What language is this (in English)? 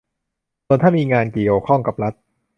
Thai